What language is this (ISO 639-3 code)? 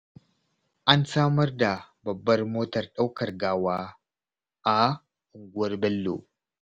hau